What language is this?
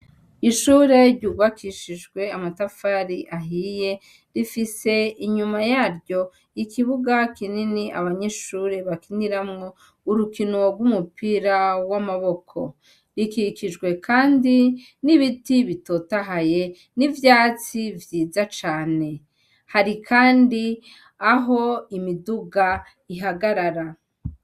Rundi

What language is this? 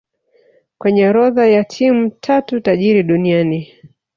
Swahili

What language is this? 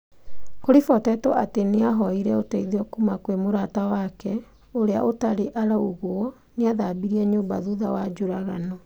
Kikuyu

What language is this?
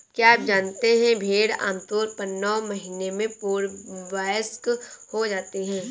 Hindi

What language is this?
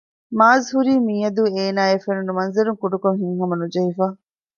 Divehi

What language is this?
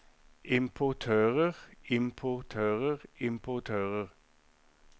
Norwegian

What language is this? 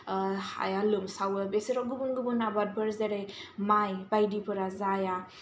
Bodo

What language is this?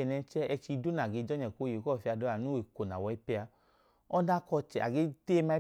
Idoma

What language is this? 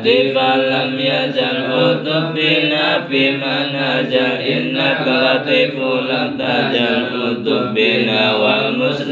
Arabic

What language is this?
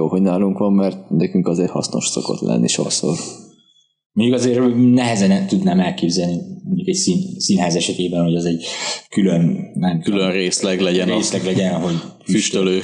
Hungarian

